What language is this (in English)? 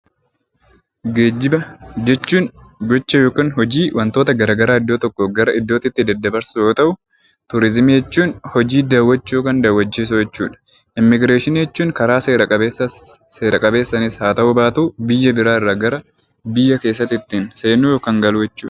Oromo